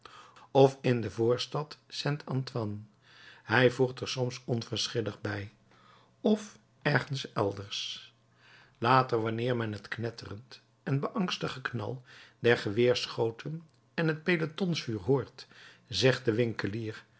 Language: Dutch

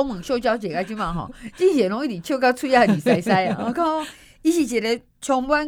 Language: Chinese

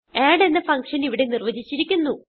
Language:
Malayalam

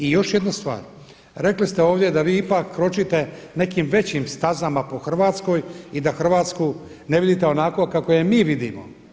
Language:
Croatian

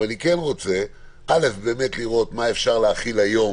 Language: Hebrew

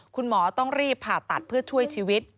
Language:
Thai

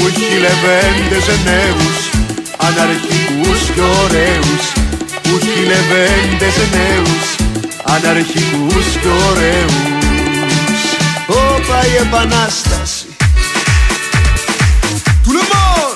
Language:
Greek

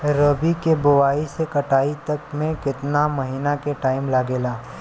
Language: Bhojpuri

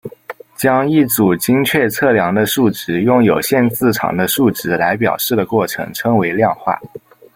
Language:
Chinese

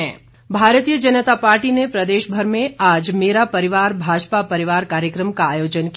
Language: Hindi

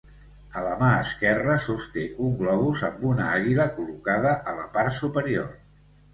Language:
Catalan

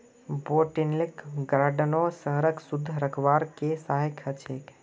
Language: Magahi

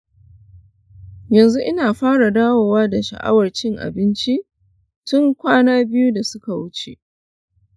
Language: Hausa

